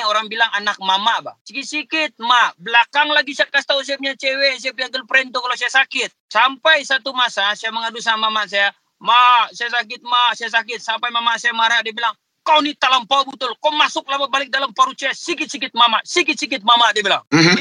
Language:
Malay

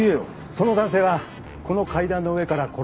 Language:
Japanese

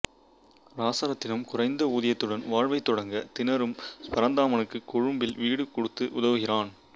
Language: Tamil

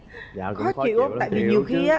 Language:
Vietnamese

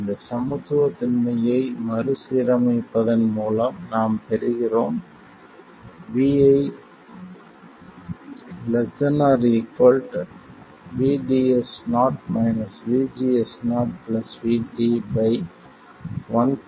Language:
Tamil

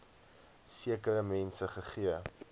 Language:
Afrikaans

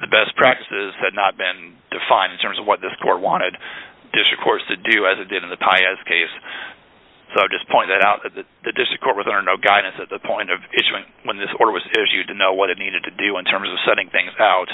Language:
English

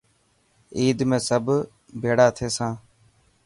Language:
Dhatki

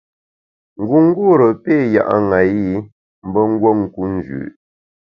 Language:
Bamun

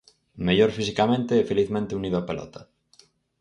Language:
Galician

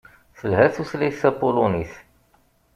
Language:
Kabyle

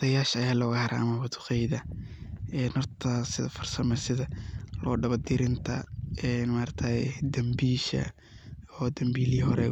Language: Somali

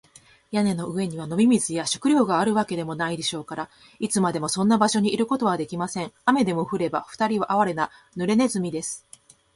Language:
Japanese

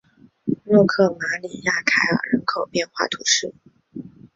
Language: Chinese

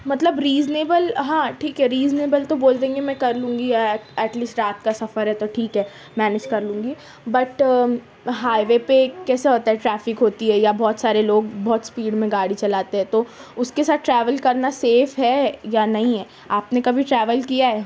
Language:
Urdu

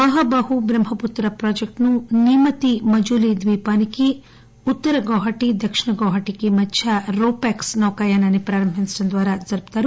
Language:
Telugu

